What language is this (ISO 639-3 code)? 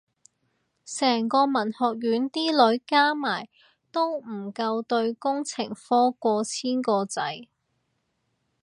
yue